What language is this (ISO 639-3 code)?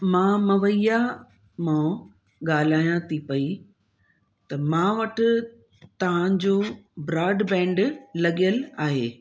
snd